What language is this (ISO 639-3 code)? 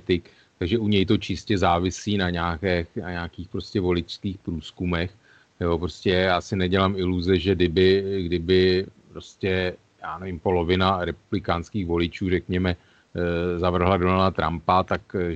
ces